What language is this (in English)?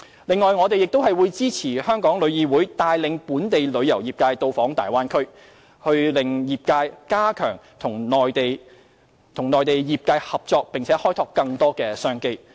Cantonese